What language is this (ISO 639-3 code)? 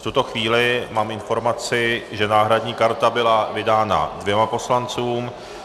ces